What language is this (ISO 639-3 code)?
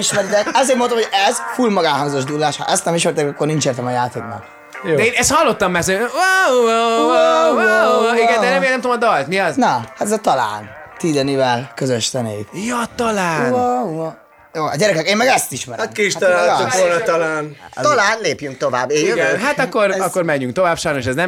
hun